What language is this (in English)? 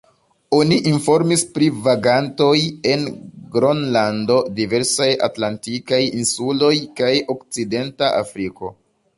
Esperanto